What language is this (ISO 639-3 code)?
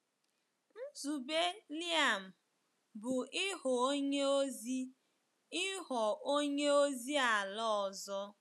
ibo